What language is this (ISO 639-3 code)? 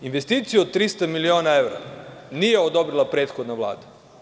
srp